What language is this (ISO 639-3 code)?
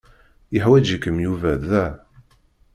kab